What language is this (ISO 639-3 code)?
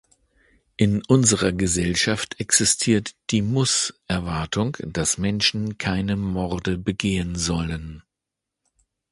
deu